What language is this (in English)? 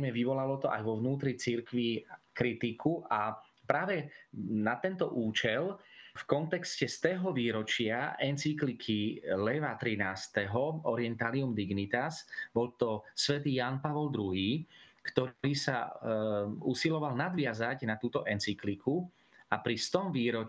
Slovak